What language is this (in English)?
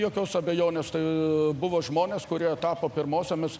Lithuanian